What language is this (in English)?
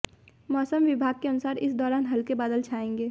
Hindi